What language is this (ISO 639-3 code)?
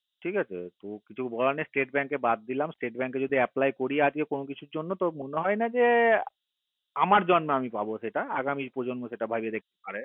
ben